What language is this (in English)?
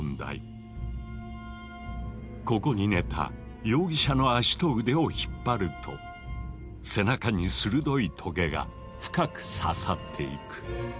Japanese